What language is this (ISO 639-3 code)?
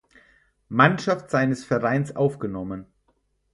deu